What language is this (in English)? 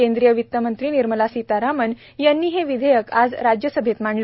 Marathi